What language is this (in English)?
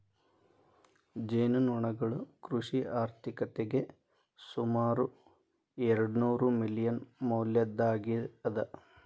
Kannada